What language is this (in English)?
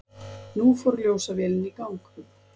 Icelandic